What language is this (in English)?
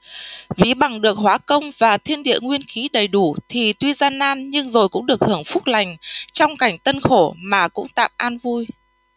Vietnamese